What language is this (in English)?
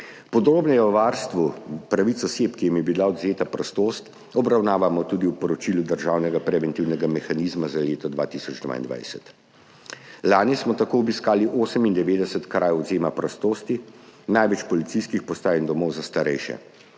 Slovenian